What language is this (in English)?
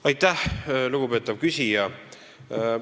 Estonian